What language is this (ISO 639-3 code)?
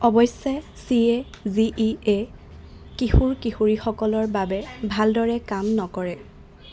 asm